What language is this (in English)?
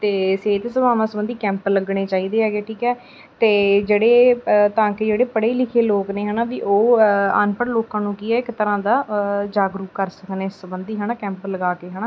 Punjabi